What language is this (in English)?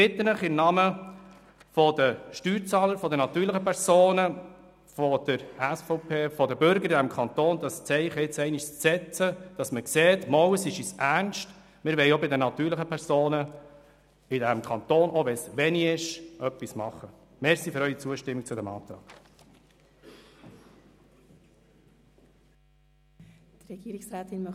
Swiss German